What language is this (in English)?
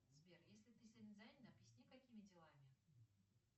Russian